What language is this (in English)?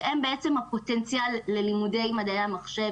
Hebrew